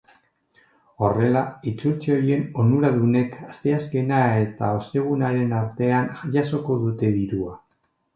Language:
Basque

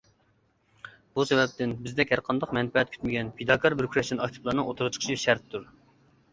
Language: Uyghur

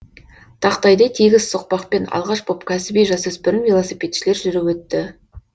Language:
Kazakh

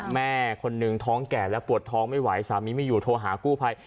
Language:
Thai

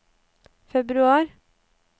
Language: Norwegian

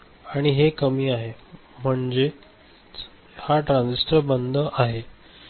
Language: Marathi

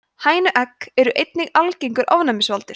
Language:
Icelandic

